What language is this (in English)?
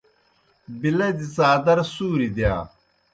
Kohistani Shina